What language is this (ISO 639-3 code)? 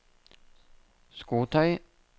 nor